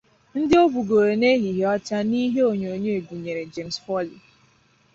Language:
Igbo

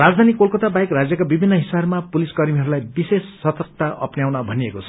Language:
Nepali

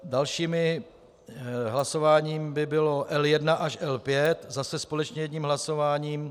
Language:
Czech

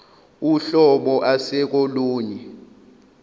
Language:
Zulu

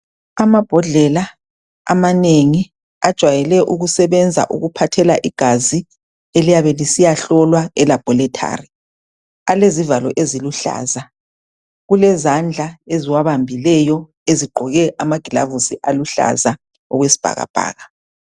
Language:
North Ndebele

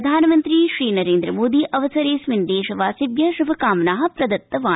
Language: Sanskrit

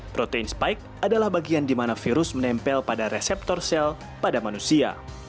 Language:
Indonesian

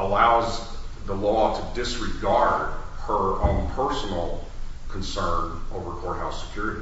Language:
English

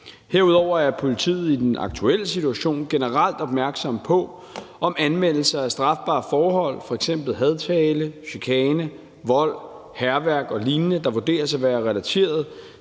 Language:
Danish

